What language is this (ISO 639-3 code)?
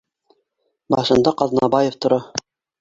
bak